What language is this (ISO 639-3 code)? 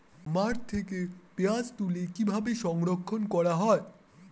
ben